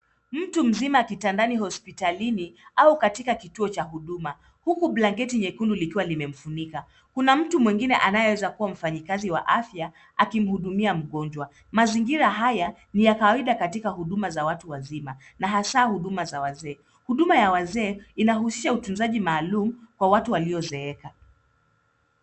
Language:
Swahili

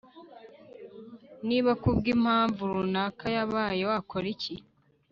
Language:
Kinyarwanda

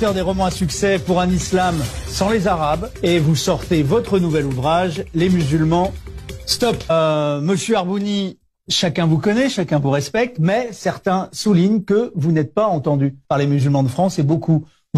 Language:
French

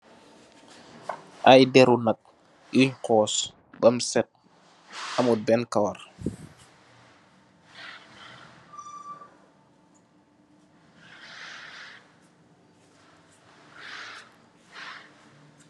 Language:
Wolof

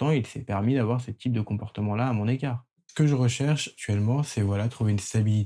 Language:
French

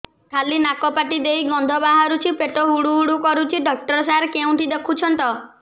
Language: Odia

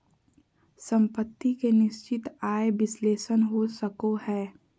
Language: Magahi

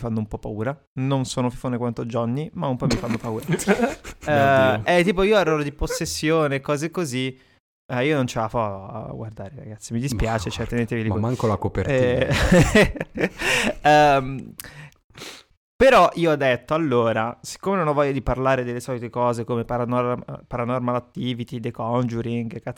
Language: Italian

